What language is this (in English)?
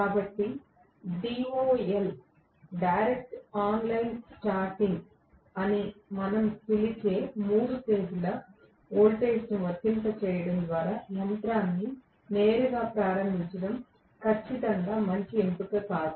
Telugu